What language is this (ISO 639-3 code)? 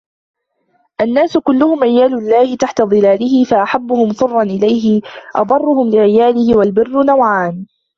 ara